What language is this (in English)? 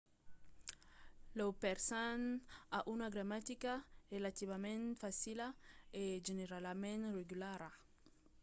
Occitan